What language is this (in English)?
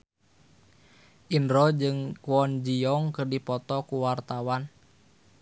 Sundanese